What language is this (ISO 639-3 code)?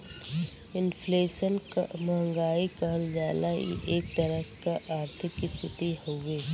bho